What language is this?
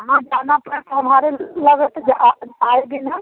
Hindi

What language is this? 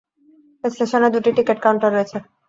Bangla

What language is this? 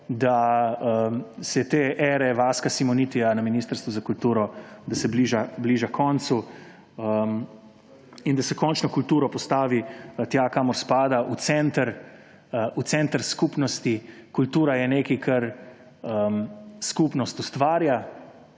Slovenian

